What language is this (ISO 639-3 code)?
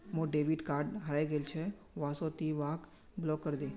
mag